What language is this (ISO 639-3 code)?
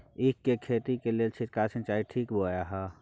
mai